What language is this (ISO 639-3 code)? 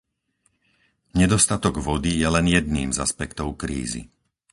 slk